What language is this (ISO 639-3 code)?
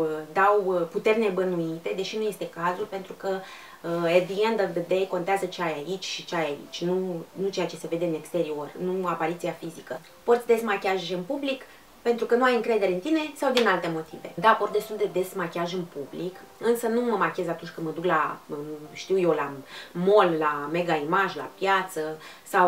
ron